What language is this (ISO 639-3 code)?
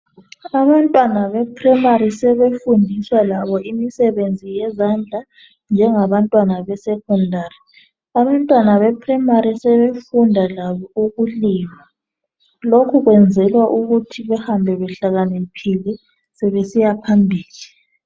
nde